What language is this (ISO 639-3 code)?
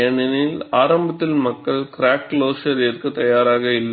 tam